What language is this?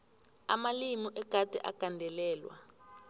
South Ndebele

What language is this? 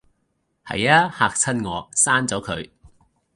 Cantonese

